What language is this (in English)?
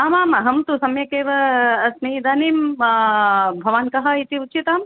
Sanskrit